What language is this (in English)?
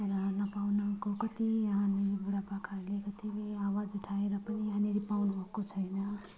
Nepali